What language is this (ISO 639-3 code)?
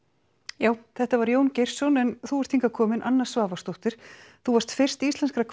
isl